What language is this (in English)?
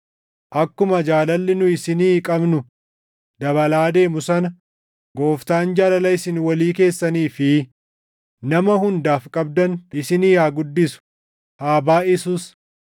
Oromo